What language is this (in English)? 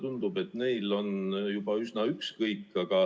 Estonian